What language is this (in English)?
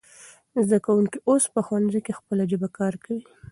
Pashto